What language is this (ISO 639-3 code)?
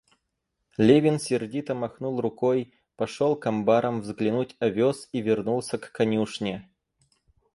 rus